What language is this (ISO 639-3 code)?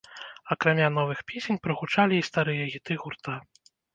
bel